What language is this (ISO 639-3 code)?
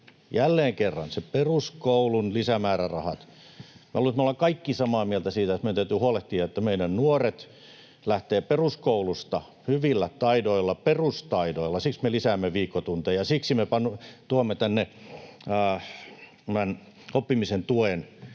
fin